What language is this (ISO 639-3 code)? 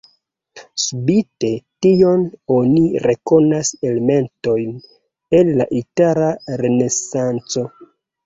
epo